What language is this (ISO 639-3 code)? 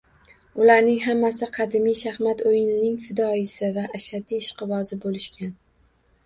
uzb